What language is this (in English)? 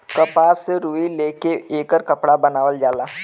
Bhojpuri